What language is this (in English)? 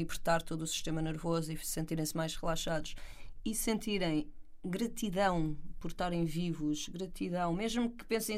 Portuguese